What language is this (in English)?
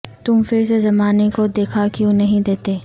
Urdu